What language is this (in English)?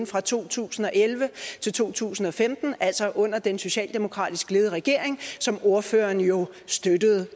Danish